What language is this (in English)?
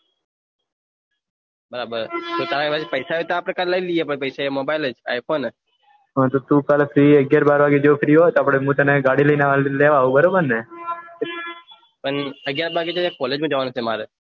Gujarati